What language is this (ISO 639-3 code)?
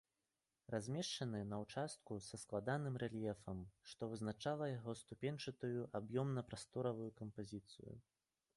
bel